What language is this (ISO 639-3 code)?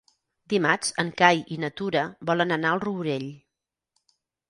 cat